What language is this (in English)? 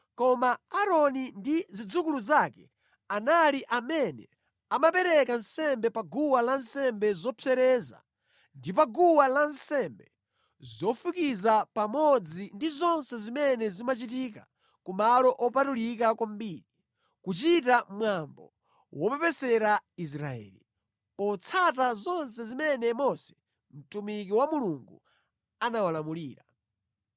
Nyanja